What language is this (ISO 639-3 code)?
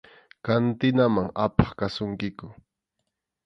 qxu